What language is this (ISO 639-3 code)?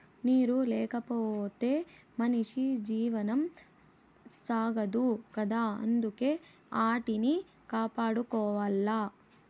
tel